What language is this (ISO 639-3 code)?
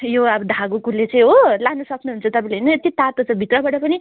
nep